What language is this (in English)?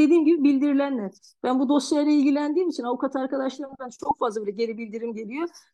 Turkish